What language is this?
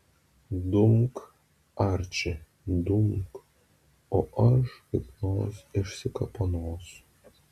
Lithuanian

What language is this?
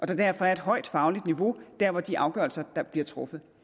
Danish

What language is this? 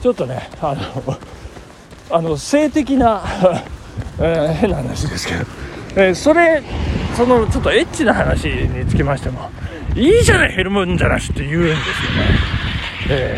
Japanese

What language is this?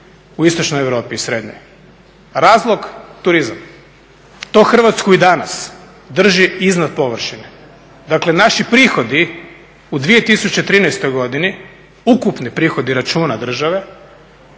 Croatian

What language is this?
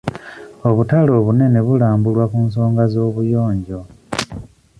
Ganda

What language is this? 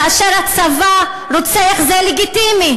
Hebrew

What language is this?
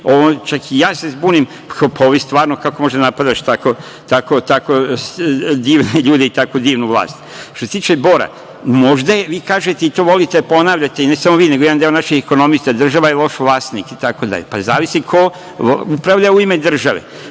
Serbian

